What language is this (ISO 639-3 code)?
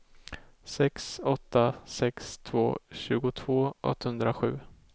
swe